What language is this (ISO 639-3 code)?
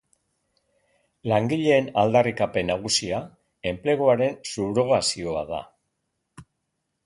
eus